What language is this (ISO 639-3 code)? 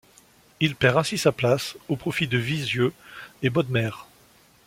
fra